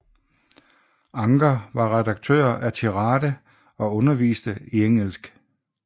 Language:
Danish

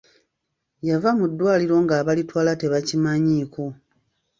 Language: Ganda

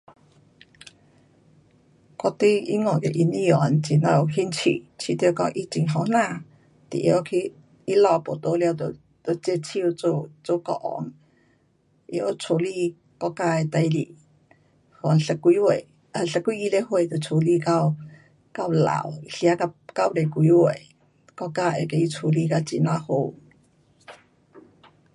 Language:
Pu-Xian Chinese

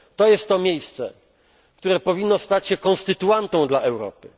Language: Polish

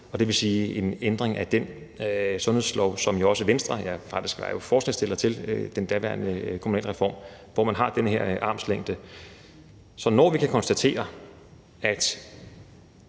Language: Danish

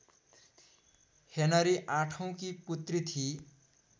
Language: Nepali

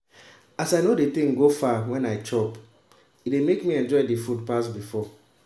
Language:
Nigerian Pidgin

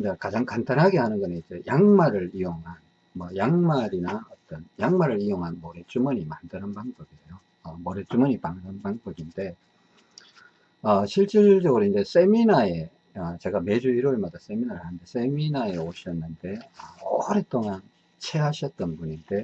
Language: Korean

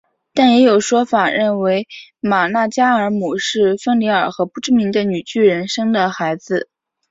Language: Chinese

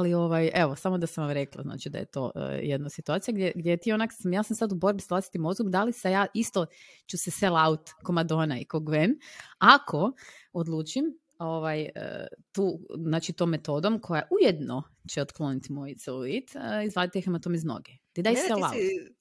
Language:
Croatian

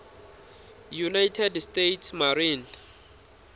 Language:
Tsonga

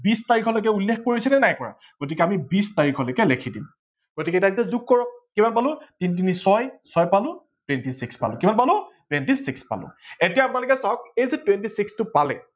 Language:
Assamese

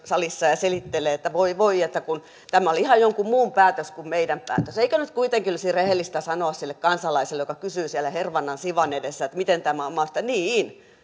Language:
Finnish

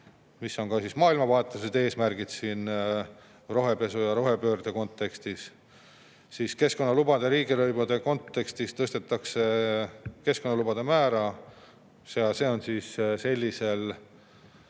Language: Estonian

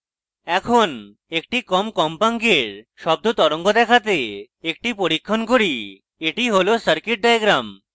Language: Bangla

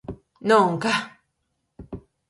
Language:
Galician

